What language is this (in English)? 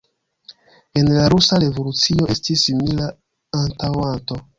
Esperanto